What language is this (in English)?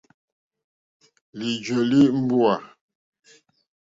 Mokpwe